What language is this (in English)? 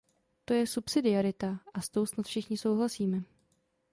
Czech